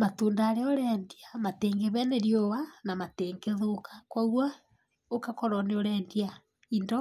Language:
Kikuyu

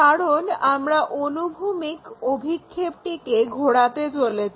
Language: Bangla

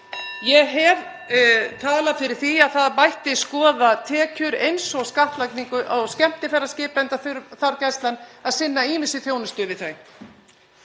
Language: Icelandic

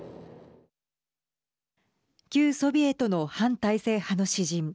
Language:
Japanese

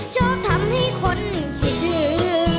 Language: Thai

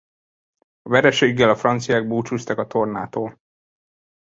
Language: Hungarian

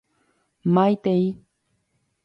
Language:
Guarani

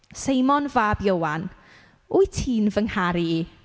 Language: Welsh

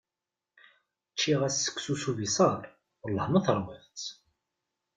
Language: Kabyle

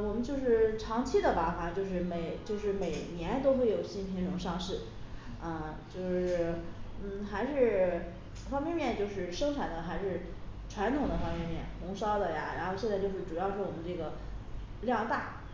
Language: Chinese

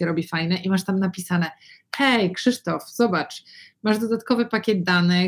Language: Polish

